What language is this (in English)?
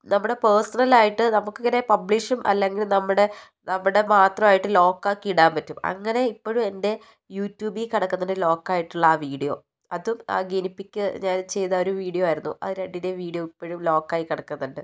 Malayalam